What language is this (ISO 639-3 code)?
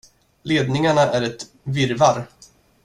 swe